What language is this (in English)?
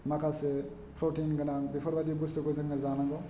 Bodo